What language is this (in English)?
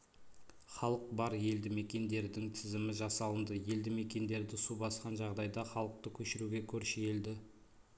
Kazakh